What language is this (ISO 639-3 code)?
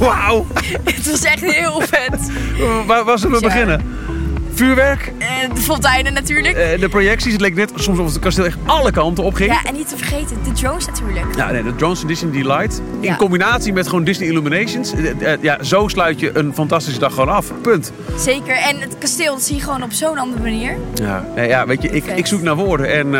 nld